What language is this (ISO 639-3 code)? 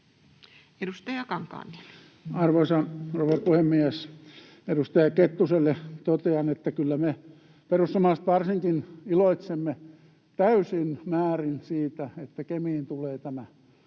fin